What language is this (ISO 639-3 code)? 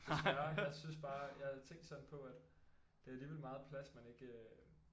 dan